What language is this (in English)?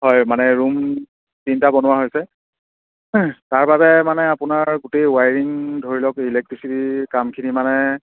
Assamese